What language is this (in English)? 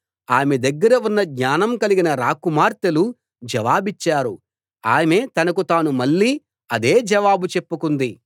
Telugu